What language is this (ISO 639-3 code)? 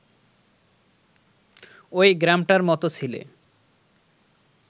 ben